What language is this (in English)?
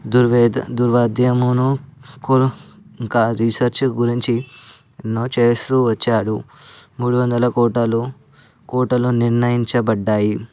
Telugu